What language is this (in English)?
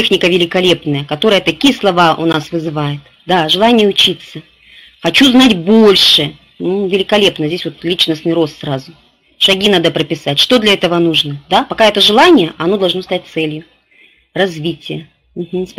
Russian